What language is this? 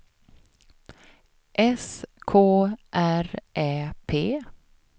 Swedish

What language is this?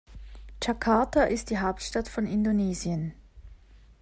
German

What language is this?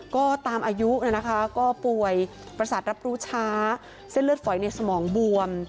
Thai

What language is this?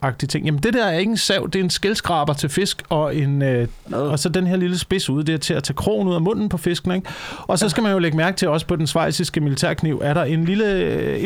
Danish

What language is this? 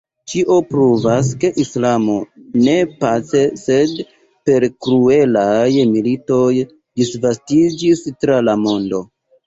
Esperanto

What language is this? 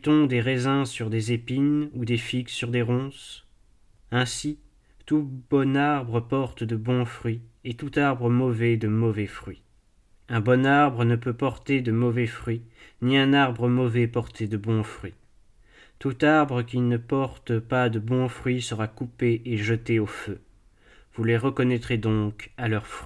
French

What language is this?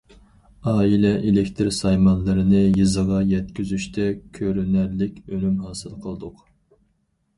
Uyghur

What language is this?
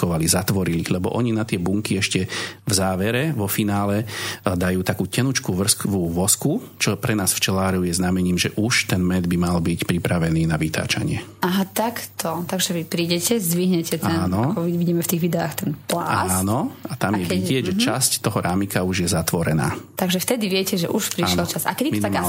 Slovak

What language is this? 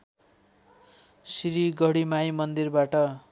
Nepali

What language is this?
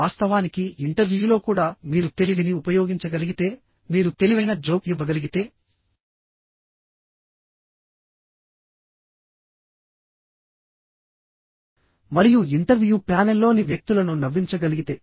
Telugu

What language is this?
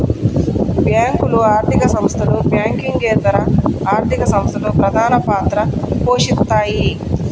Telugu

